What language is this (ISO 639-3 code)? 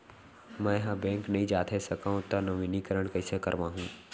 hne